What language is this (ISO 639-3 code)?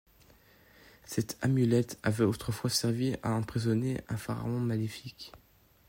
fra